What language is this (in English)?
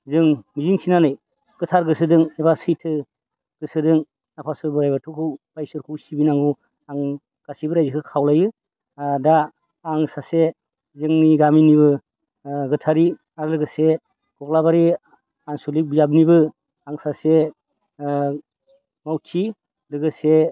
Bodo